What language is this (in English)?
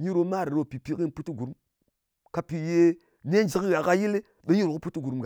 Ngas